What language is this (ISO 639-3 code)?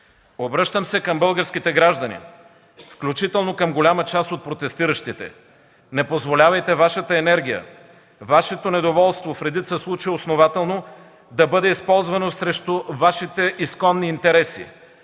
bul